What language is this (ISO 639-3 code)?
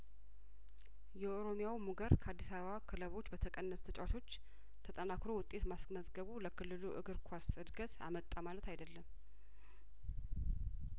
amh